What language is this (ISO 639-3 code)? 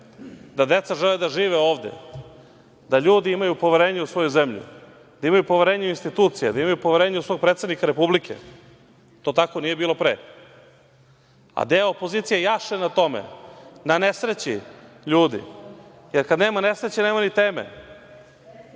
srp